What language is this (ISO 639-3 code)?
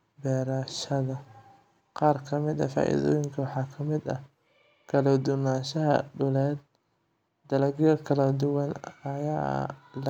som